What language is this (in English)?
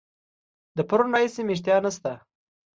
Pashto